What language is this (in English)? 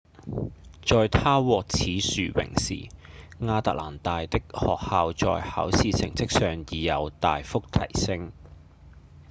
Cantonese